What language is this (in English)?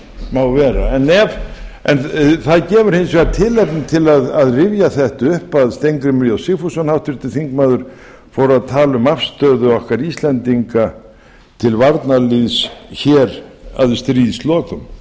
Icelandic